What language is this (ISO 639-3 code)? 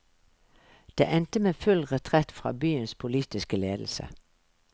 nor